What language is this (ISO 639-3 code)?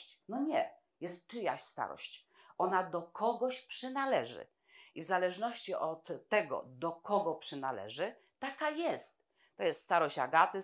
pol